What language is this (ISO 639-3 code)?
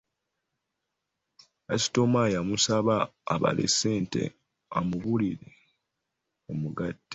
lug